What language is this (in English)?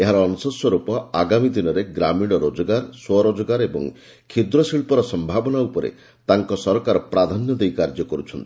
Odia